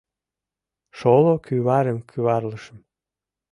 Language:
Mari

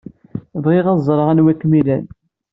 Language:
Kabyle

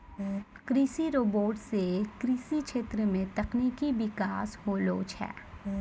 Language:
Maithili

